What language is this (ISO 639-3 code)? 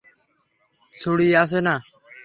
ben